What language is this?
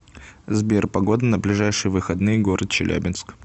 Russian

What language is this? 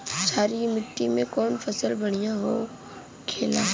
Bhojpuri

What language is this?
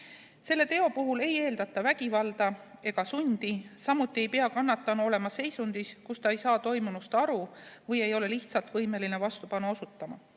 Estonian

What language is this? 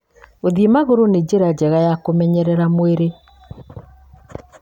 Kikuyu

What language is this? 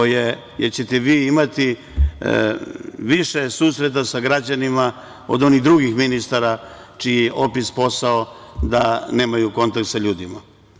Serbian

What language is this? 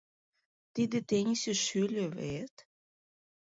Mari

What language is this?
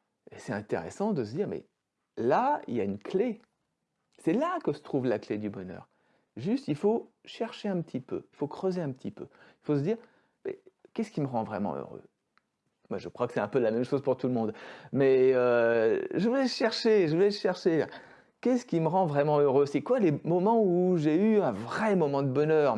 French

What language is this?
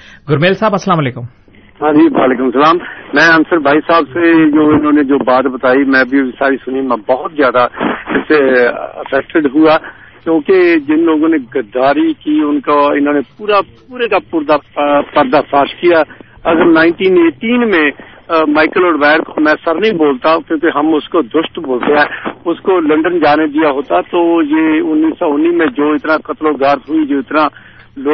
Urdu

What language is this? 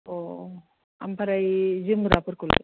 Bodo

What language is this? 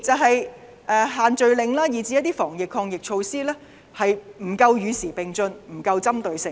Cantonese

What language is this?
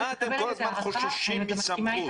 Hebrew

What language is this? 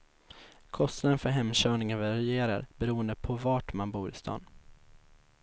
Swedish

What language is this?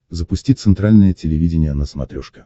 Russian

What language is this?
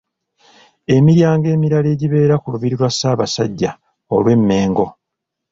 Ganda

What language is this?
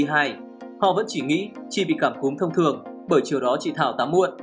Vietnamese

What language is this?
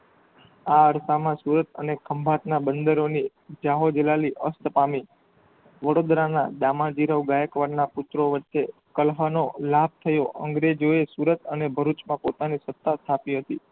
Gujarati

